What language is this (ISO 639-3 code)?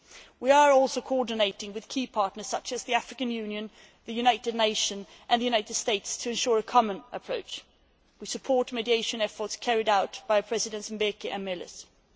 eng